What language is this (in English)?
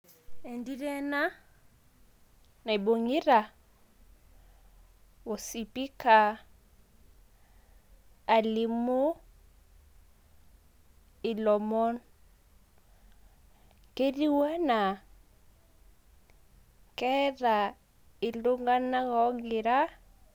Masai